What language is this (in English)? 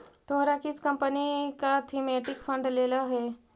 Magahi